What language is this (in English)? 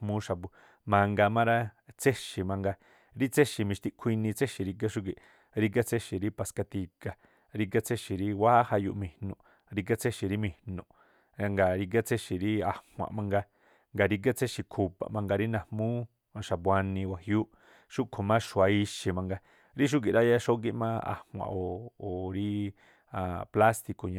Tlacoapa Me'phaa